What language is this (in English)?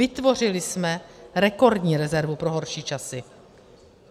Czech